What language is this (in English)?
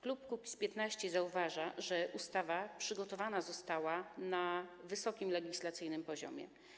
Polish